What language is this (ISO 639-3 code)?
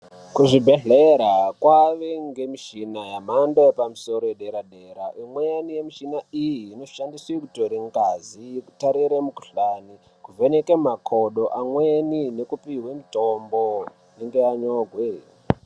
ndc